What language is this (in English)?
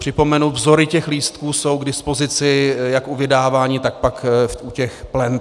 Czech